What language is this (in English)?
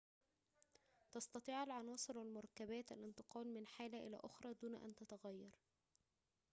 Arabic